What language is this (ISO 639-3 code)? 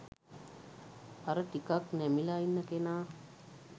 sin